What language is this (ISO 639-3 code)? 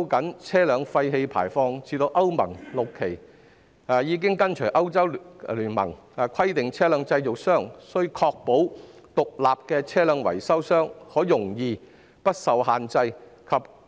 yue